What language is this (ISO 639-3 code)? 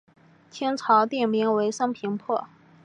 zho